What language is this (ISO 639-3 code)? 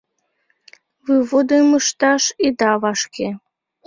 chm